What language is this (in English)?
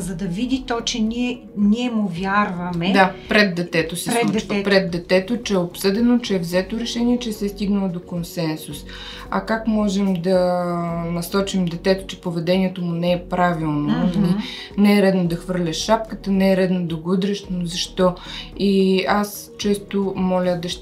Bulgarian